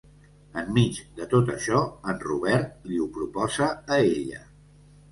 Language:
Catalan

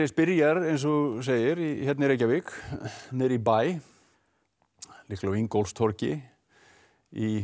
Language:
Icelandic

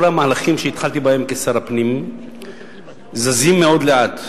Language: Hebrew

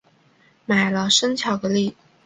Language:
Chinese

